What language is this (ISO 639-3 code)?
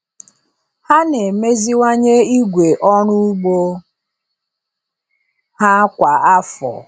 ibo